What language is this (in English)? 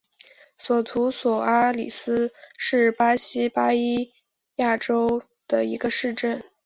Chinese